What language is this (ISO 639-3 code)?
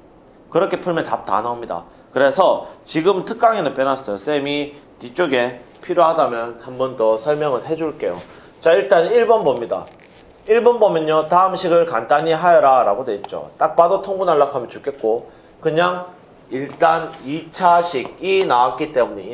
kor